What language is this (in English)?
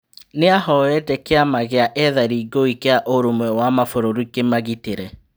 Kikuyu